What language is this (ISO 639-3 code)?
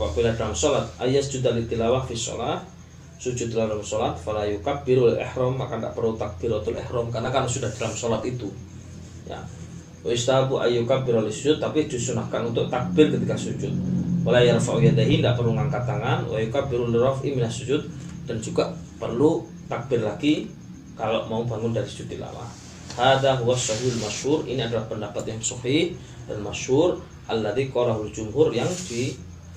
msa